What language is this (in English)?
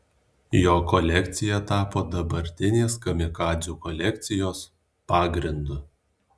Lithuanian